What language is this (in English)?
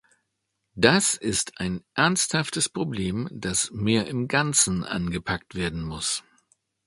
German